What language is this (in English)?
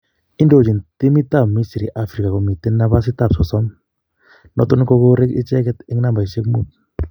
Kalenjin